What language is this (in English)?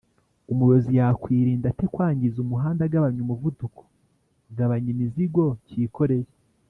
Kinyarwanda